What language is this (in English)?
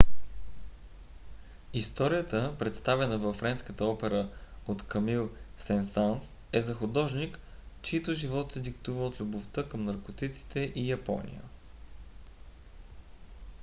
Bulgarian